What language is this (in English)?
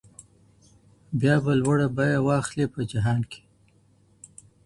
Pashto